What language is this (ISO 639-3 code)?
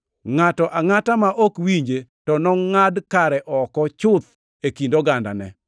luo